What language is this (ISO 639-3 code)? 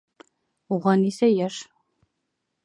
bak